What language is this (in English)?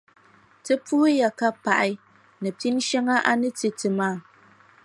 Dagbani